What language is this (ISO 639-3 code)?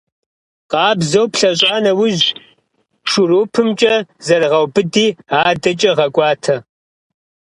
kbd